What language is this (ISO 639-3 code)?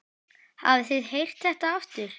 isl